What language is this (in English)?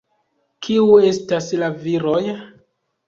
Esperanto